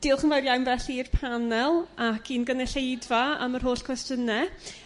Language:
Welsh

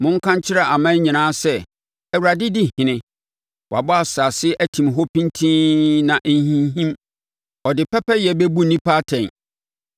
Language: Akan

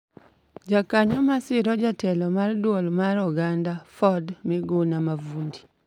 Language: Luo (Kenya and Tanzania)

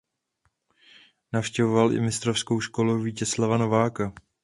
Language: Czech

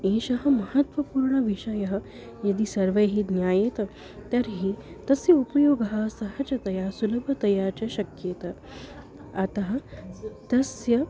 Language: Sanskrit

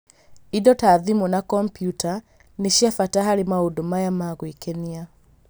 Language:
Kikuyu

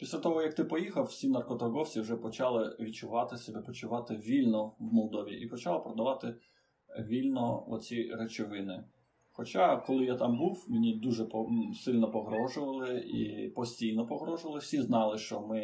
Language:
Ukrainian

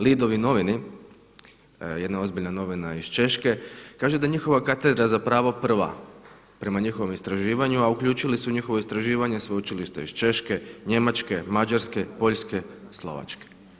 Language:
Croatian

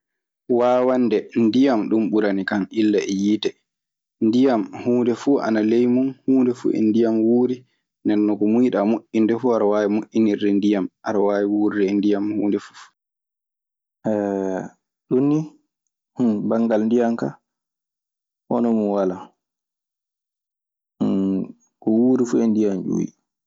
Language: Maasina Fulfulde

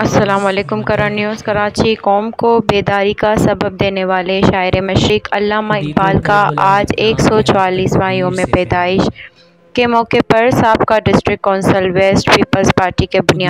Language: Romanian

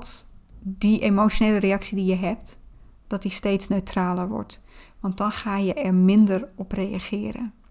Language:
Dutch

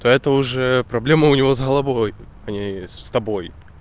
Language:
Russian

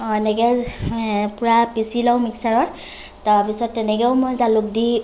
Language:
Assamese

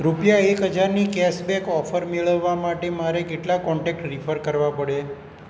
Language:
Gujarati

